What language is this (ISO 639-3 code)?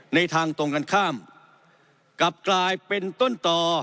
tha